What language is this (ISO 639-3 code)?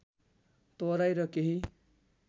nep